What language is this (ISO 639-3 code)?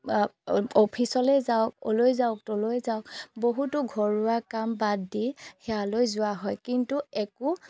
asm